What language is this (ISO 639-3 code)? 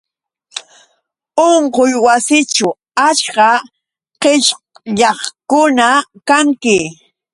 qux